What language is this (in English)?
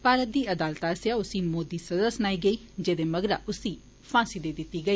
Dogri